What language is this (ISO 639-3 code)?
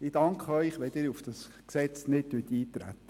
gsw